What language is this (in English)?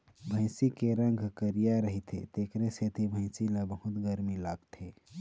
Chhattisgarhi